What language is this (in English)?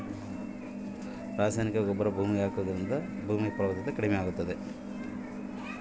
Kannada